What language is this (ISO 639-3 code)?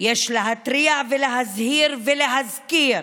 heb